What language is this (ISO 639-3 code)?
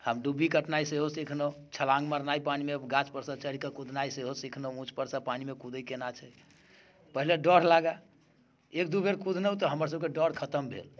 mai